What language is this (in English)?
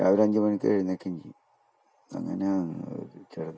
Malayalam